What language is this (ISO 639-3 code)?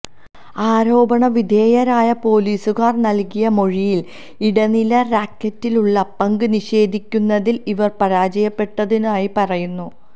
mal